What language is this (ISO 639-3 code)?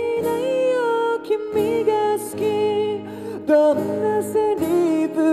jpn